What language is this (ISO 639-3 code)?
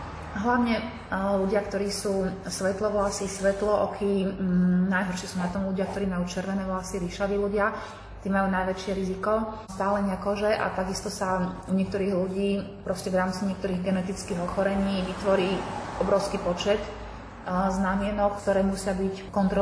slk